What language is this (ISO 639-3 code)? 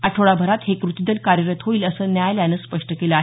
mar